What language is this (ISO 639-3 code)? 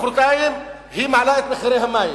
heb